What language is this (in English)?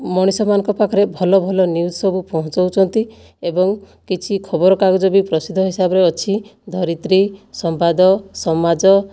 Odia